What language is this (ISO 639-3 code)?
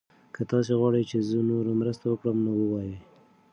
pus